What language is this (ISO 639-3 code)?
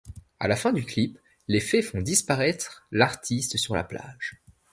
fra